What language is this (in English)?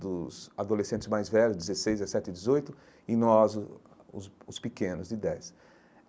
Portuguese